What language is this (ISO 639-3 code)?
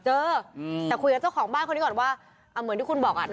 tha